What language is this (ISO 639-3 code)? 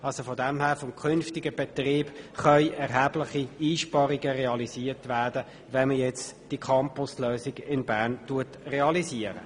gsw